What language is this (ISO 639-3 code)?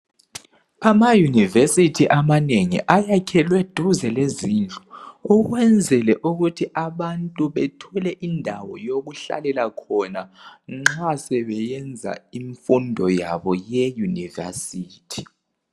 nde